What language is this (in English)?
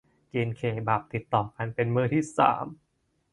Thai